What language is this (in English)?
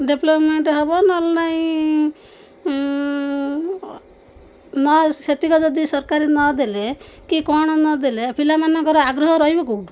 Odia